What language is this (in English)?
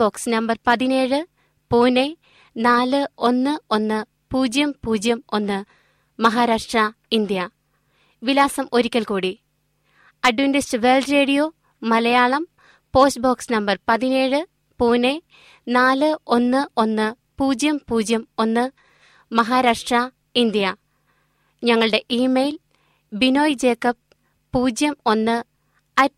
Malayalam